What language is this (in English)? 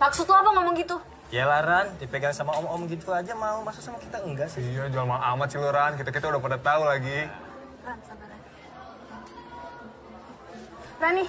Indonesian